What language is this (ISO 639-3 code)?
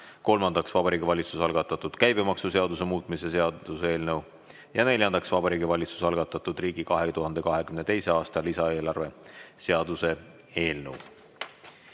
est